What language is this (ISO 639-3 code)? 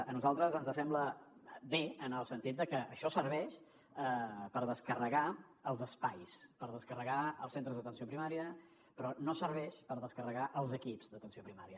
cat